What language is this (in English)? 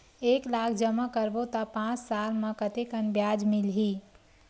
Chhattisgarhi